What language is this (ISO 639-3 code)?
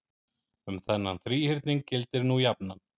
isl